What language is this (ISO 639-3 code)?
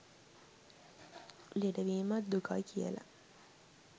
sin